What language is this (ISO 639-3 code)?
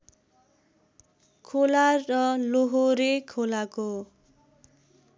nep